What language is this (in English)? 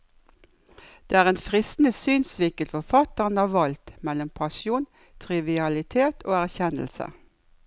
Norwegian